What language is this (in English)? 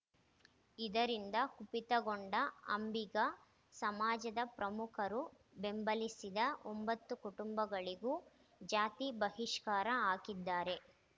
Kannada